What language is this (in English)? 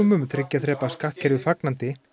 Icelandic